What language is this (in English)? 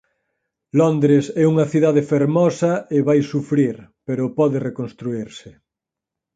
Galician